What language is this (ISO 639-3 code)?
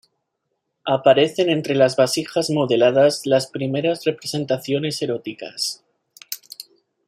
spa